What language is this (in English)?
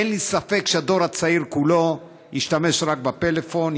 Hebrew